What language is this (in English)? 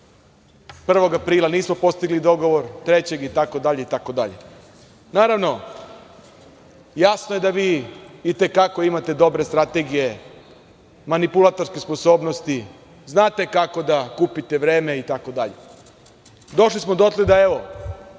Serbian